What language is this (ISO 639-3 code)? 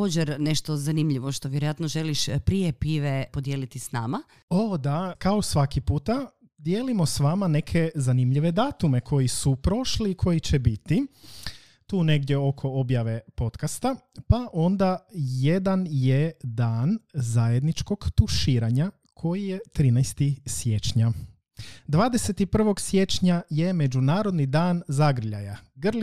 hrv